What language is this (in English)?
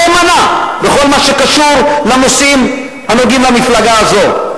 Hebrew